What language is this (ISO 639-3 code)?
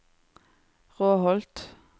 nor